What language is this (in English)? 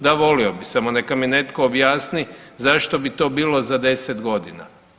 Croatian